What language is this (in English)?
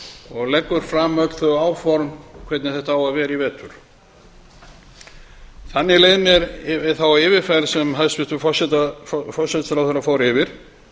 Icelandic